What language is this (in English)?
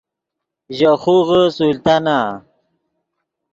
Yidgha